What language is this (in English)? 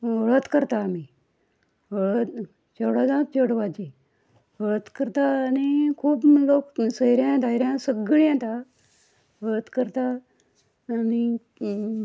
Konkani